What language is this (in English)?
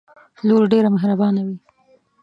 Pashto